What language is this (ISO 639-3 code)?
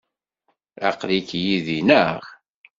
kab